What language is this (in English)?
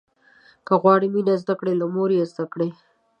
Pashto